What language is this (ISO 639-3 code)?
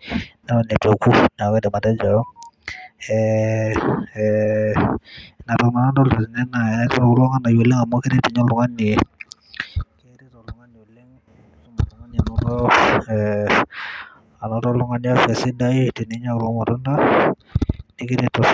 mas